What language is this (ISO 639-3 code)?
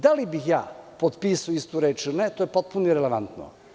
srp